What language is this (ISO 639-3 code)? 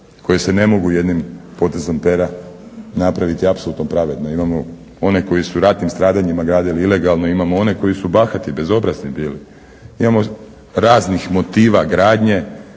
hrv